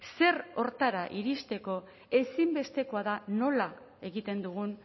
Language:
Basque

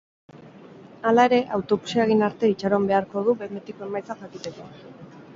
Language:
Basque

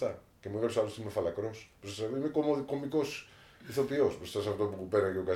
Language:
Greek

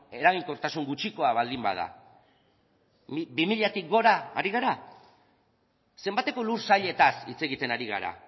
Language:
Basque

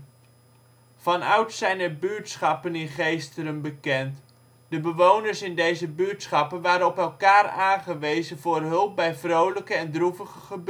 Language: Dutch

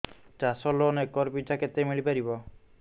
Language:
Odia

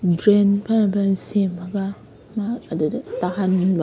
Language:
Manipuri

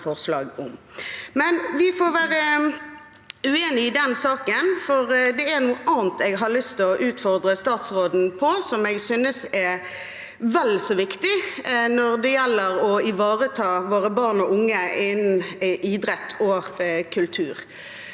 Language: Norwegian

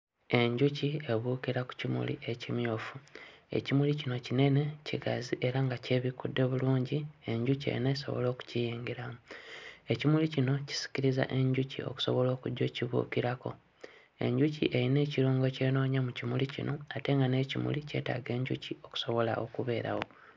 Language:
Ganda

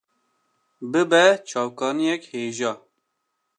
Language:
Kurdish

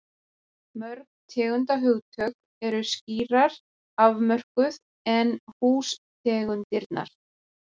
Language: Icelandic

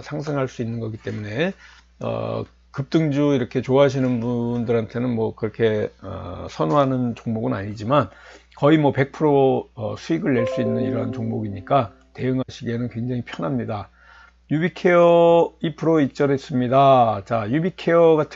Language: Korean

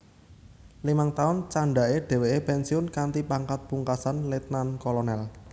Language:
Javanese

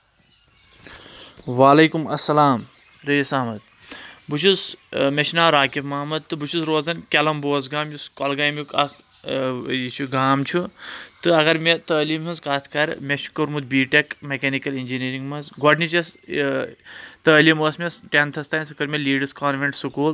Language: Kashmiri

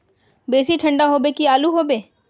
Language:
Magahi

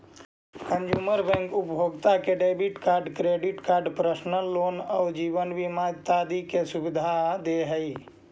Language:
Magahi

